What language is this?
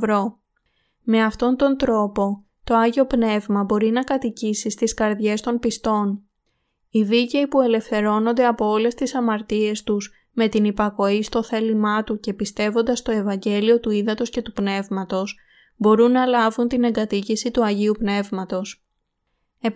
Greek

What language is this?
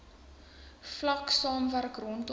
Afrikaans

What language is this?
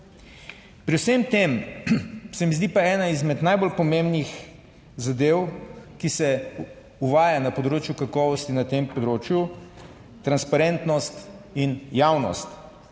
Slovenian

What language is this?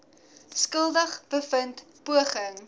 Afrikaans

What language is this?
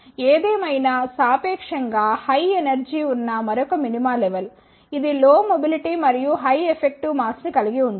Telugu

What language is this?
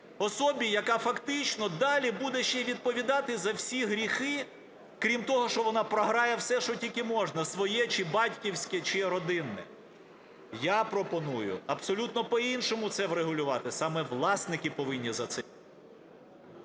Ukrainian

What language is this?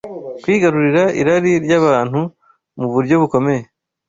Kinyarwanda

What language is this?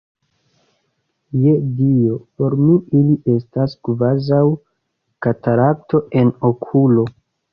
Esperanto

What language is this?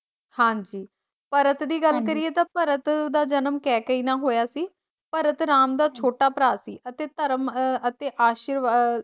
Punjabi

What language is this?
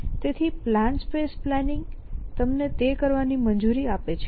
Gujarati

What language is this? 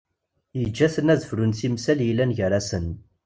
Kabyle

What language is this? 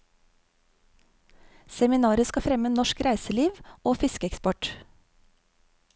Norwegian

